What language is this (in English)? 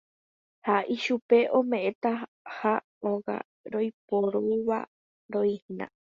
Guarani